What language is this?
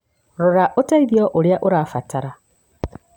Kikuyu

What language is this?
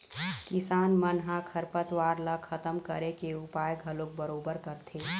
Chhattisgarhi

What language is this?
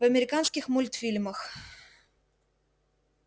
Russian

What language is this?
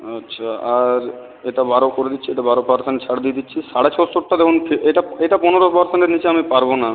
Bangla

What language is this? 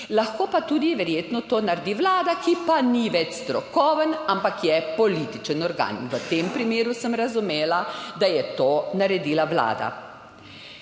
Slovenian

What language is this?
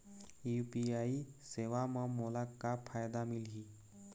Chhattisgarhi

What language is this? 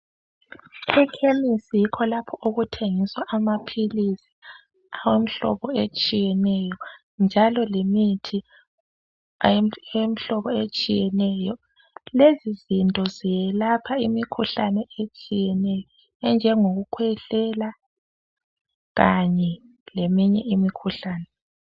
North Ndebele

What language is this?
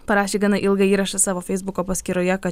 Lithuanian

